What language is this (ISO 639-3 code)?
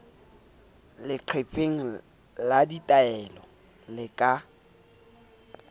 sot